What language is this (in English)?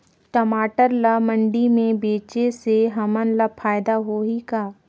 Chhattisgarhi